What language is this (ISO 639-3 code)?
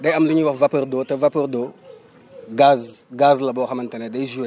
wol